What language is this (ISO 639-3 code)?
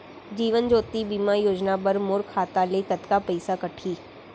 hne